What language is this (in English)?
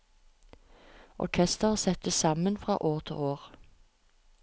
Norwegian